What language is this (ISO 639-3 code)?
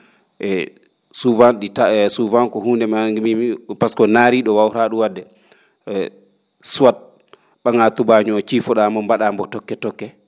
ful